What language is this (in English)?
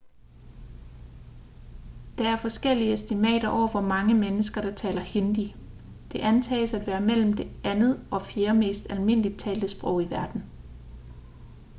Danish